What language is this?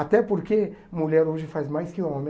Portuguese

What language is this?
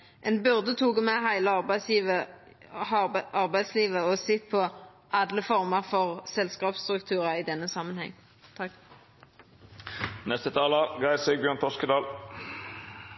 Norwegian Nynorsk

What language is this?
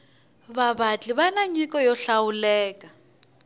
Tsonga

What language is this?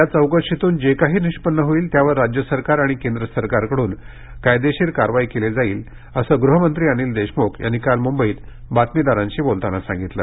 Marathi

